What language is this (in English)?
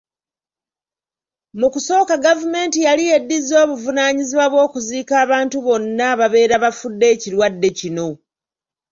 Ganda